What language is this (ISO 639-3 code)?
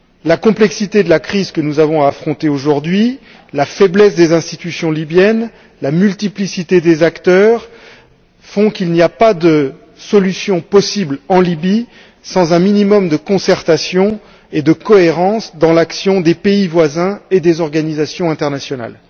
fra